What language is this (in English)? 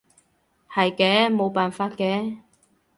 Cantonese